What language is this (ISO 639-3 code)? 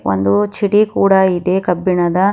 kan